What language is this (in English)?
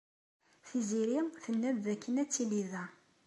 Kabyle